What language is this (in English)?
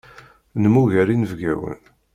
Kabyle